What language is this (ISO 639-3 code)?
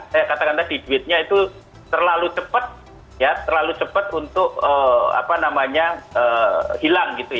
ind